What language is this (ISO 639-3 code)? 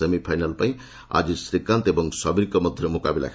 ori